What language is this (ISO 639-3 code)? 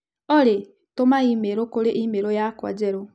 kik